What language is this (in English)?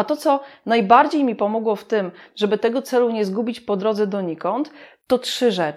Polish